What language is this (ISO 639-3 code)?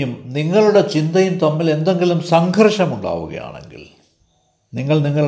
mal